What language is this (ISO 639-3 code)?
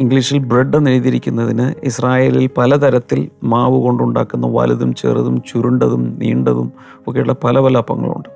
mal